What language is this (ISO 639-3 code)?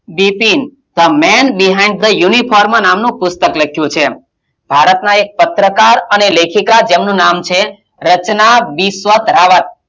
guj